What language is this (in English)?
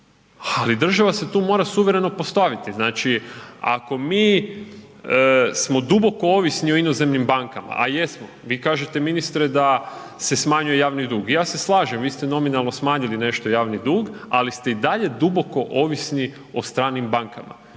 Croatian